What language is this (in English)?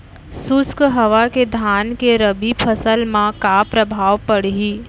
Chhattisgarhi